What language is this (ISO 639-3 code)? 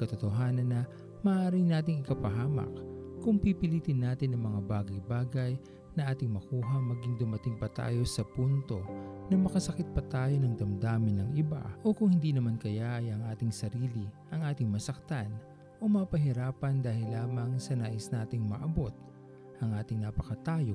fil